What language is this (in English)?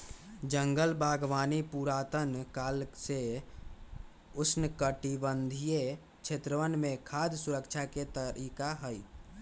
Magahi